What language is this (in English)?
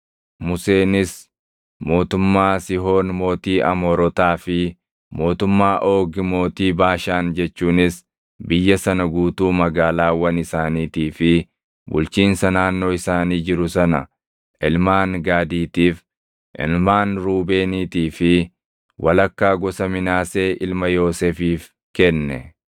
Oromo